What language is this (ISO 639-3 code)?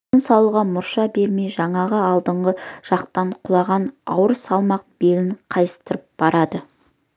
kaz